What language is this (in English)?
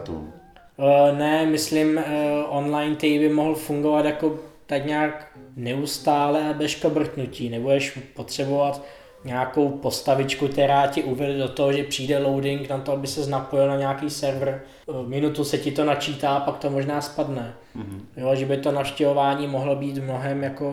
Czech